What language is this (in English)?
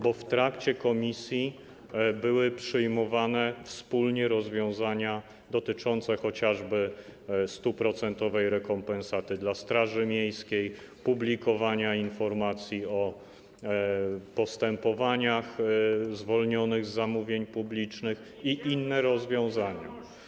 Polish